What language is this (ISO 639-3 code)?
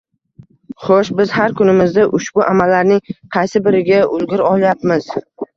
uzb